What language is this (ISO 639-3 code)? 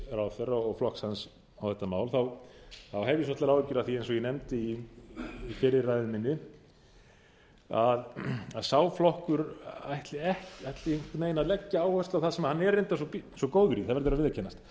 isl